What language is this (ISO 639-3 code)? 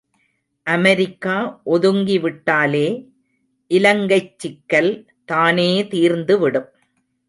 tam